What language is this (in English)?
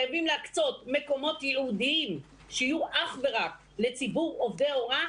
Hebrew